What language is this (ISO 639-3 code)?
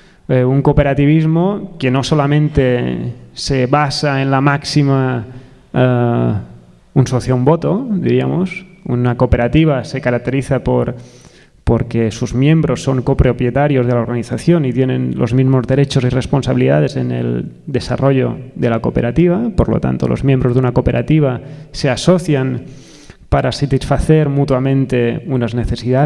spa